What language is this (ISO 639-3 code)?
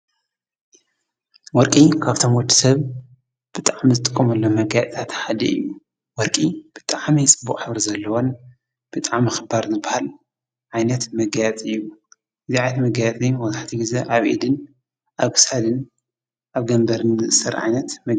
tir